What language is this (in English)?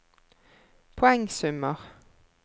Norwegian